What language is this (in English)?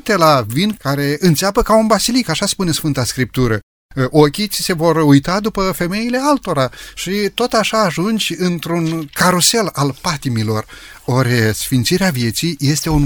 Romanian